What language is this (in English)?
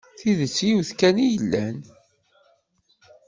Kabyle